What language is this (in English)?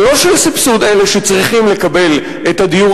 Hebrew